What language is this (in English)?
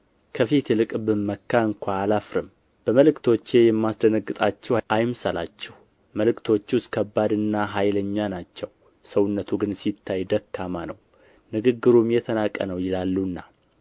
Amharic